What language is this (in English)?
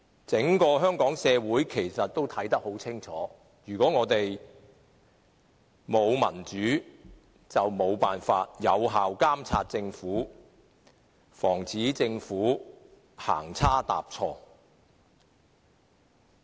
Cantonese